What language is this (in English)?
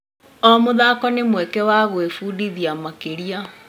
Kikuyu